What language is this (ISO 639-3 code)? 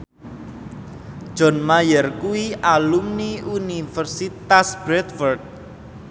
jav